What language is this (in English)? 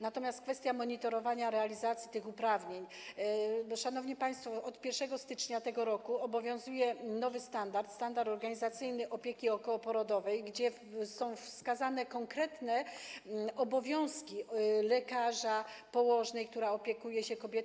Polish